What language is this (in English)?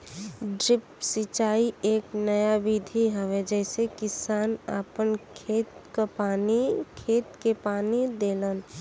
Bhojpuri